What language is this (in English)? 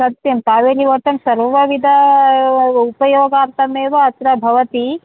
Sanskrit